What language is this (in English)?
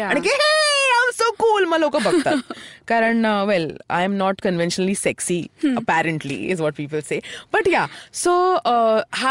Marathi